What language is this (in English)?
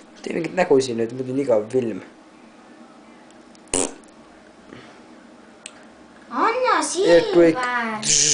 Norwegian